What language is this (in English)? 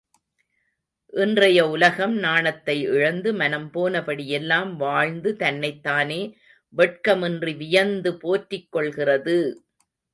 Tamil